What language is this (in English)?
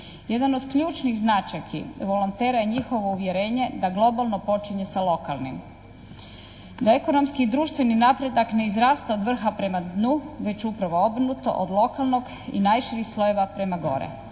Croatian